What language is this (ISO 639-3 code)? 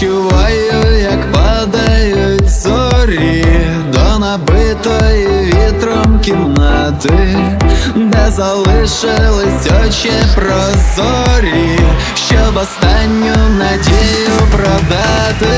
ukr